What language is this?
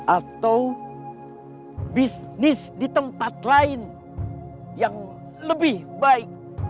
Indonesian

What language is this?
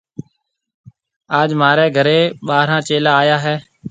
Marwari (Pakistan)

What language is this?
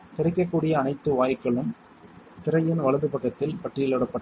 Tamil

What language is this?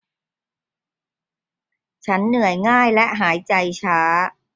Thai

